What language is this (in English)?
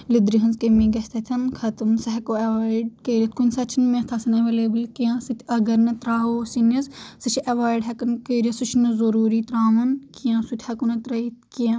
Kashmiri